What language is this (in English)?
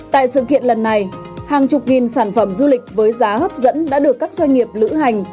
Vietnamese